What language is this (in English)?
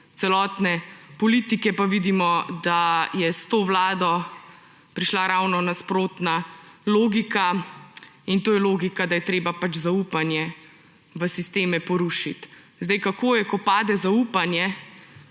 Slovenian